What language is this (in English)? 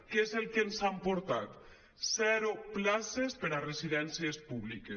Catalan